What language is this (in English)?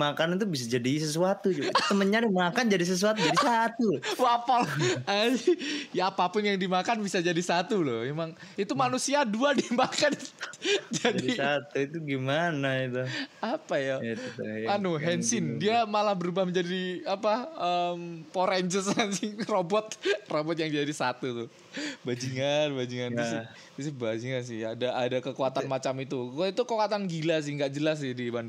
Indonesian